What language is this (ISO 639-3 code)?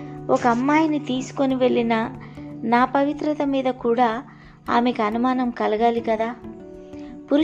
tel